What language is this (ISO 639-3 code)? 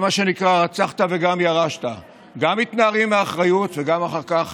heb